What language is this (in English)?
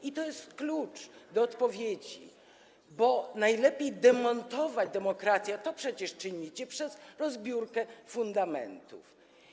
Polish